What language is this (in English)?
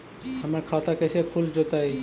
Magahi